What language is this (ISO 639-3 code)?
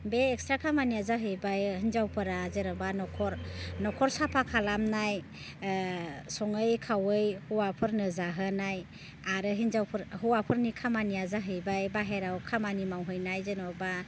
brx